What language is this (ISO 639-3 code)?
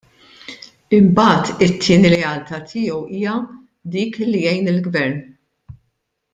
mlt